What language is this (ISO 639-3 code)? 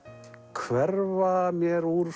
isl